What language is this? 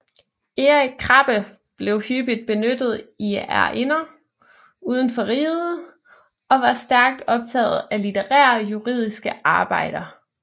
Danish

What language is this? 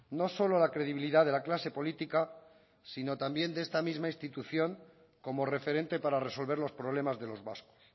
Spanish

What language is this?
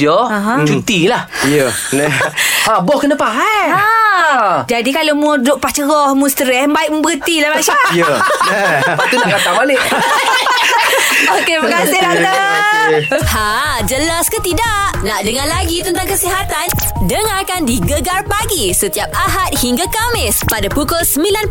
Malay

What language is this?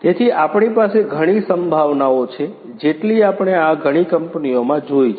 Gujarati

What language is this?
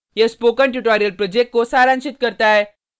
Hindi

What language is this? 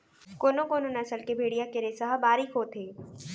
Chhattisgarhi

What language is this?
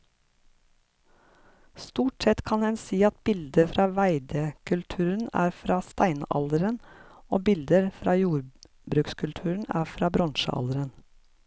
Norwegian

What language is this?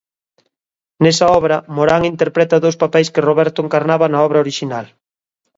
Galician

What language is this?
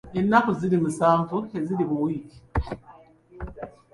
Ganda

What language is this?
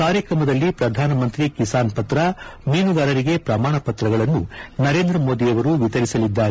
Kannada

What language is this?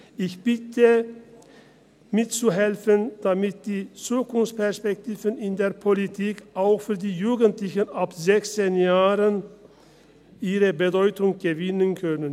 Swiss German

